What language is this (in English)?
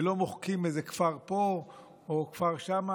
Hebrew